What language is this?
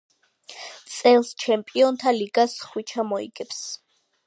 Georgian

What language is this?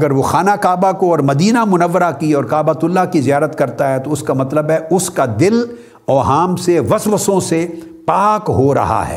Urdu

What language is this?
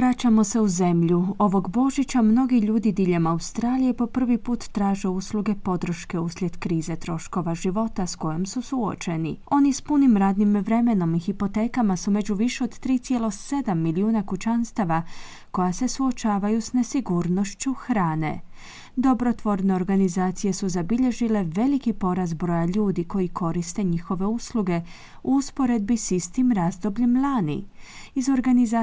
Croatian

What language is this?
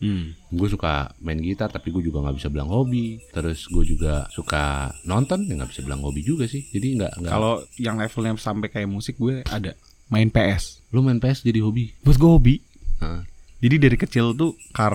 Indonesian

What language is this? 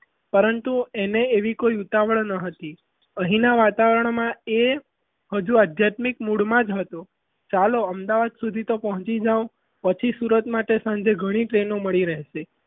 Gujarati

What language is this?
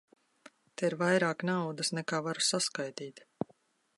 Latvian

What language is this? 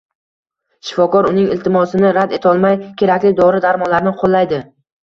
Uzbek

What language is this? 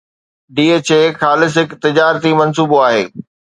Sindhi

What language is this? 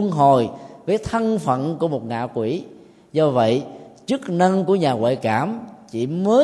Vietnamese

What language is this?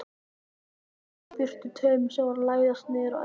Icelandic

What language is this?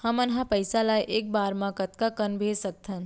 Chhattisgarhi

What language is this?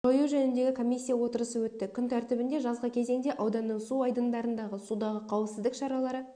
Kazakh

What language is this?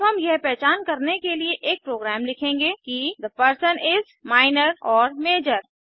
Hindi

